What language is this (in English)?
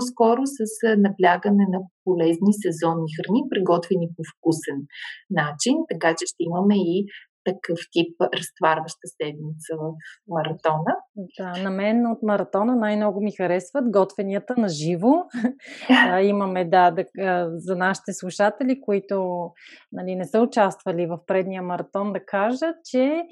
Bulgarian